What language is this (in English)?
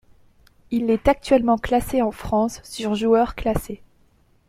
French